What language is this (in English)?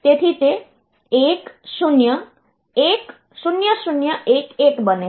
Gujarati